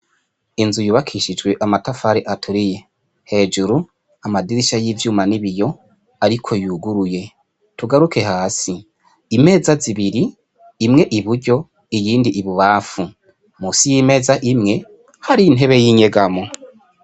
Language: Rundi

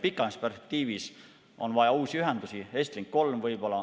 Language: Estonian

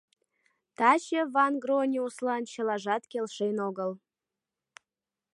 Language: Mari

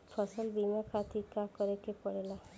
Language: Bhojpuri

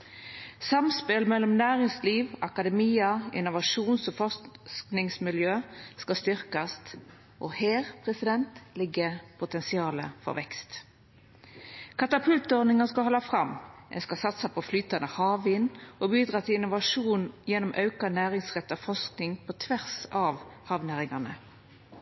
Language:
Norwegian Nynorsk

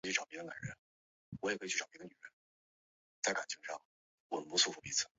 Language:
Chinese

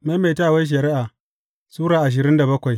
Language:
Hausa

